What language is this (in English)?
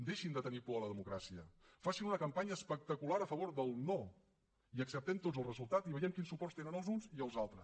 Catalan